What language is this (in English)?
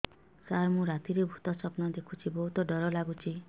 Odia